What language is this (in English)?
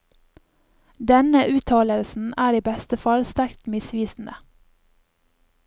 Norwegian